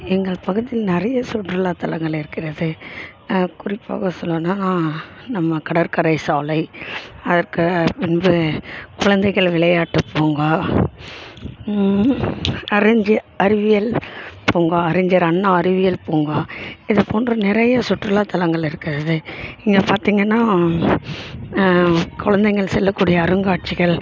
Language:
Tamil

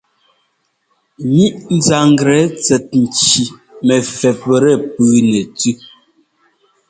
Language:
Ngomba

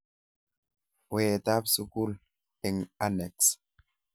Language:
Kalenjin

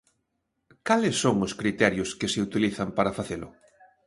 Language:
Galician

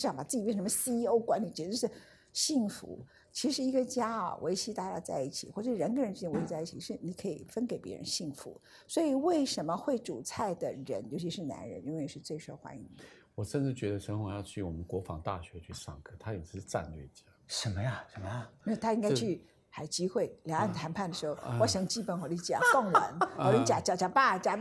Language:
Chinese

